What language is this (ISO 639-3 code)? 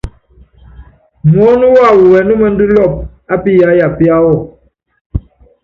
yav